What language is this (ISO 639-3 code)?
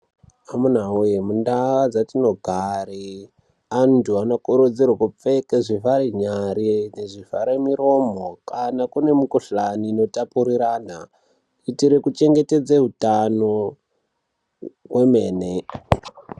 ndc